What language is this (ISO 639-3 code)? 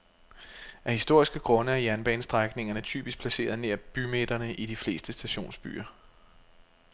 dan